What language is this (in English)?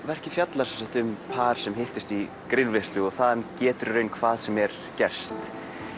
Icelandic